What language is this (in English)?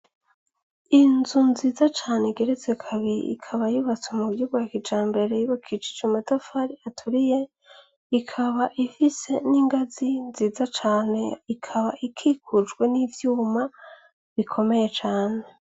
Rundi